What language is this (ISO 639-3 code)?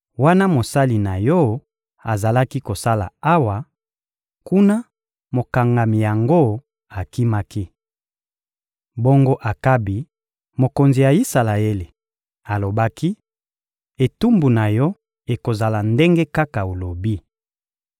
lin